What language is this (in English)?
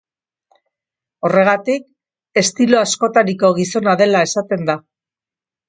Basque